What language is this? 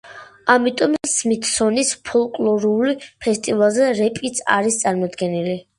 Georgian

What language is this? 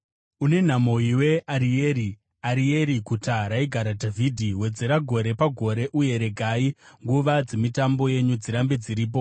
Shona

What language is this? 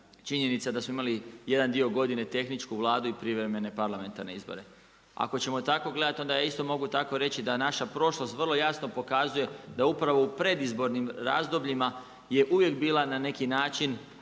Croatian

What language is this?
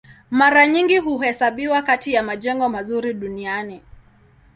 Swahili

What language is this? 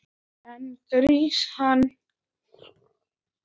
Icelandic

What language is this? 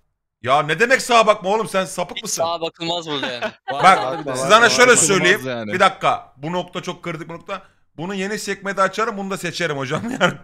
Turkish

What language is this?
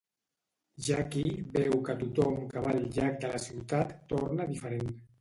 Catalan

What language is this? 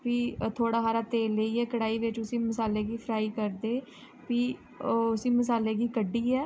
Dogri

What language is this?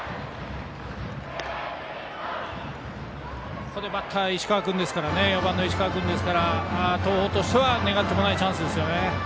Japanese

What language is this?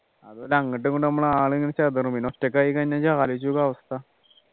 Malayalam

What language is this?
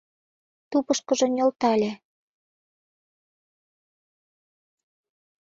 Mari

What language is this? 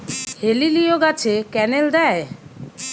Bangla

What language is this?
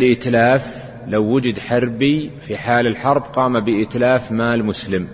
Arabic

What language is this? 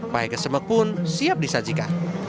Indonesian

